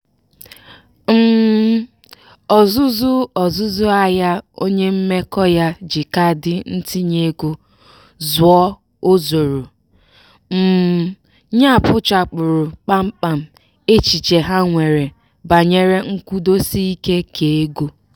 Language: Igbo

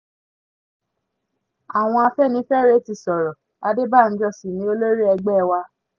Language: Yoruba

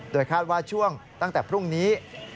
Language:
Thai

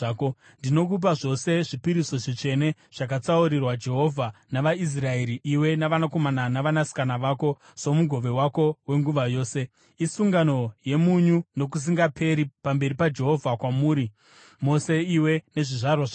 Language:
Shona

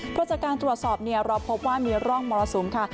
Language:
Thai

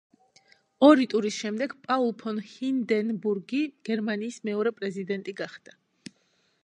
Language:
Georgian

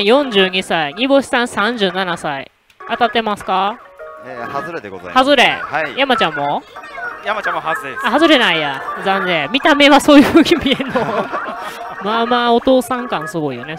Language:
Japanese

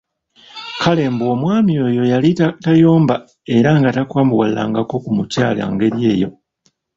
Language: Ganda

